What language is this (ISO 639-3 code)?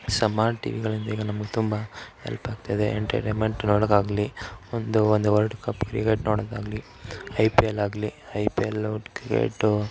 kan